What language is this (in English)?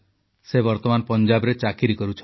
Odia